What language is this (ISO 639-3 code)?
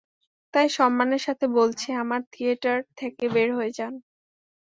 ben